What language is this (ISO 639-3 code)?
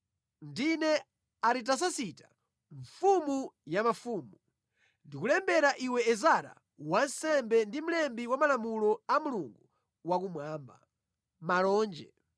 nya